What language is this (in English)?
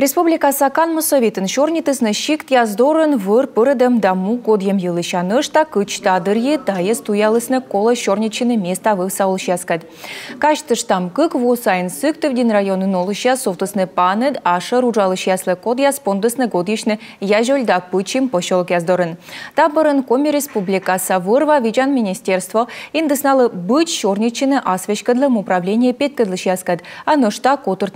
Russian